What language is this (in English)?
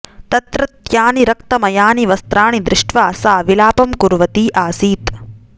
Sanskrit